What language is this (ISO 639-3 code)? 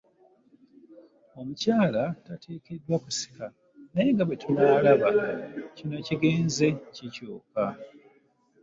lug